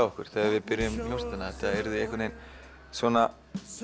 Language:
Icelandic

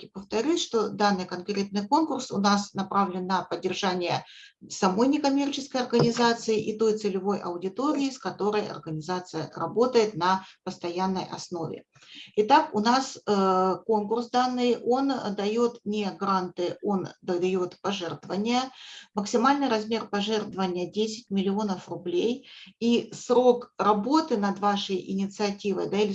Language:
Russian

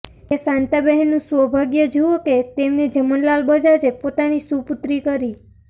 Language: Gujarati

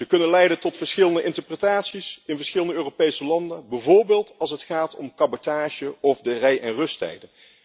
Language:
Dutch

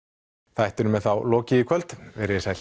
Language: Icelandic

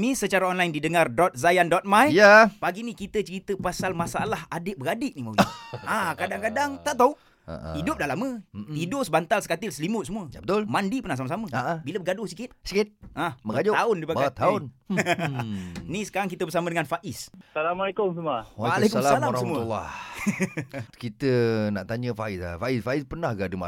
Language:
Malay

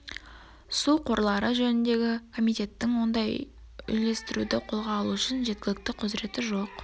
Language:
Kazakh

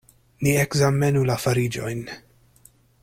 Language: Esperanto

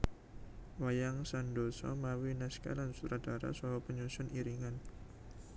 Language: Javanese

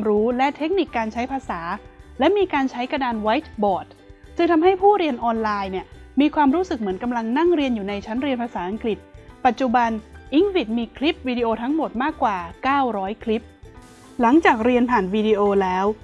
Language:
Thai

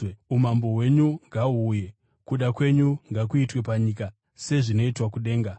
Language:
Shona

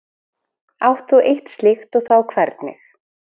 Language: Icelandic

